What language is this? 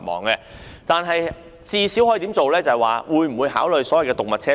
Cantonese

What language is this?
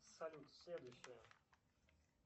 Russian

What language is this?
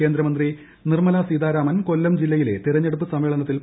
Malayalam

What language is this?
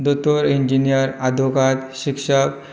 Konkani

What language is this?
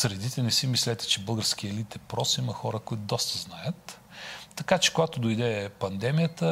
Bulgarian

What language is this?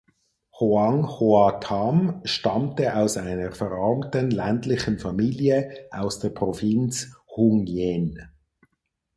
German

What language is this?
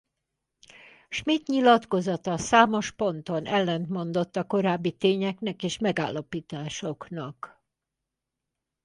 Hungarian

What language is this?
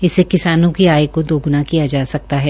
Hindi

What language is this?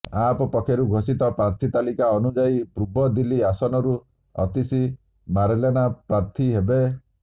Odia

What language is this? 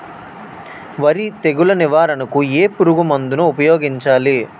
Telugu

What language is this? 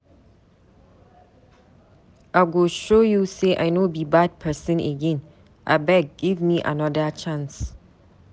Nigerian Pidgin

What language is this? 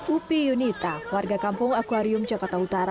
Indonesian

